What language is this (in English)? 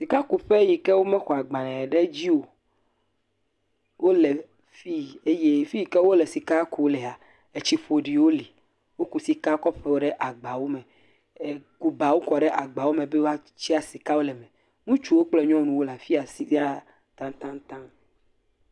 Ewe